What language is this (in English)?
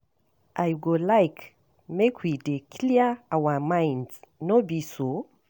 Nigerian Pidgin